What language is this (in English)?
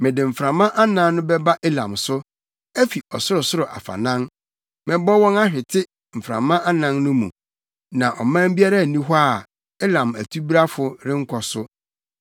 Akan